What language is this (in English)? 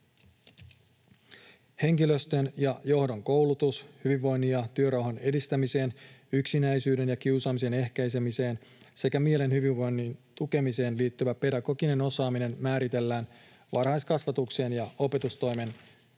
Finnish